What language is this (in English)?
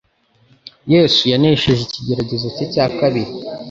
Kinyarwanda